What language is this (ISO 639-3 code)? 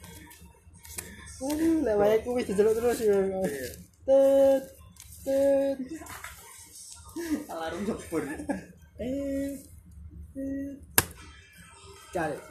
ind